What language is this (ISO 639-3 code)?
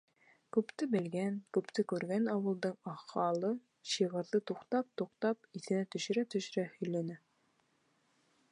bak